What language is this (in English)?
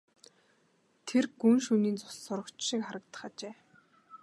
Mongolian